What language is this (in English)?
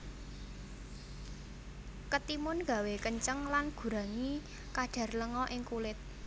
Javanese